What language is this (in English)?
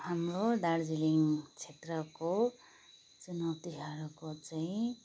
Nepali